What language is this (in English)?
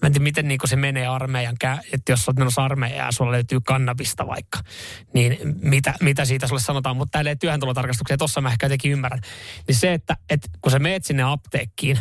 Finnish